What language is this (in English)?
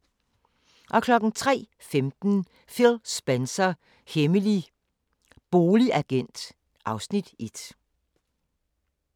Danish